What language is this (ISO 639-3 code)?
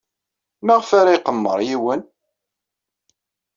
kab